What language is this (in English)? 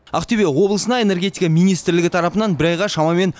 Kazakh